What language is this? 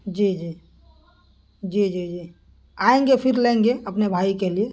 Urdu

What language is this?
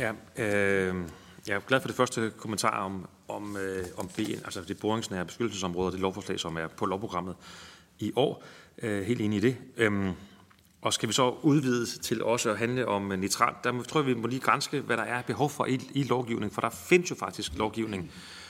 Danish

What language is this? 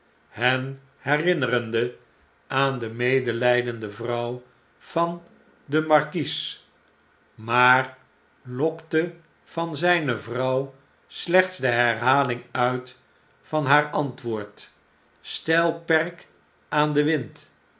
Dutch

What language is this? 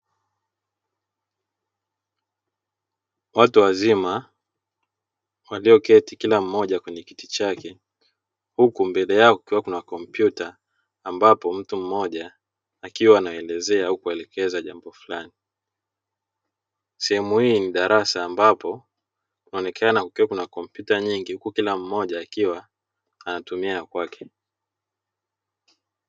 Swahili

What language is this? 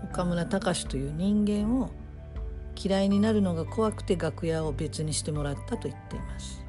Japanese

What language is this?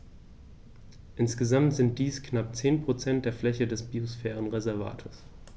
German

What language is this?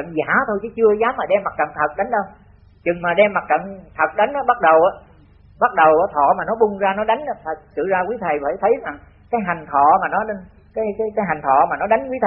Vietnamese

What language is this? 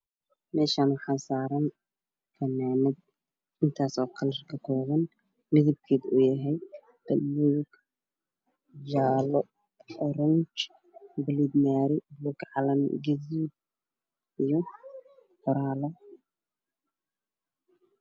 Somali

